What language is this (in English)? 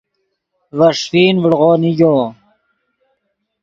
Yidgha